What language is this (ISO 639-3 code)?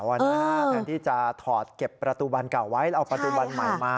tha